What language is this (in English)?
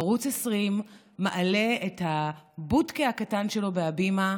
Hebrew